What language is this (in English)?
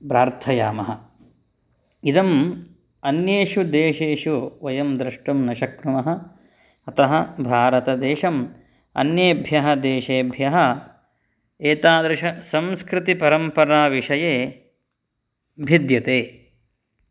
Sanskrit